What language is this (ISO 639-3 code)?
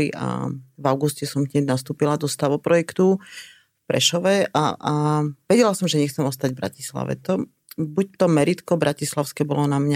slk